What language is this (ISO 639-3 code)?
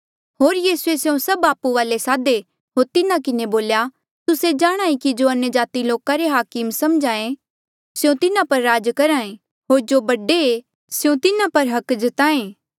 mjl